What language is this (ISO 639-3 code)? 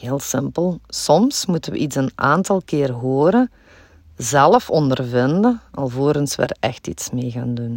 nld